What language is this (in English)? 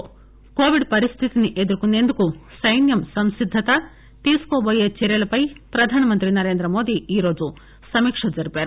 Telugu